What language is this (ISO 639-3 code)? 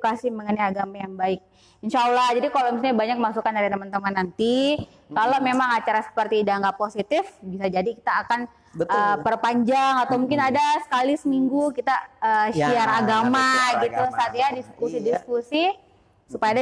ind